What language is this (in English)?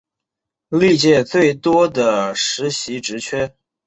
Chinese